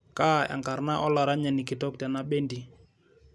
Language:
Masai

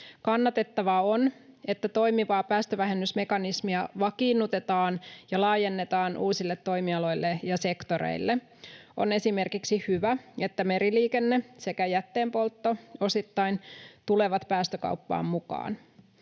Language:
Finnish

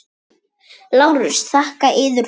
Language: Icelandic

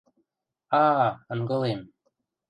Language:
Western Mari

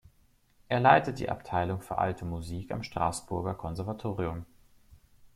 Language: German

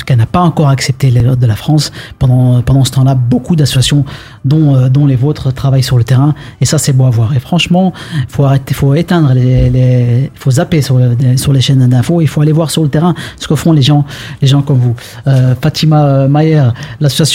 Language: French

